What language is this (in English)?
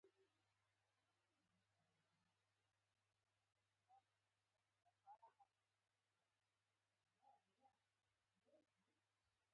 Pashto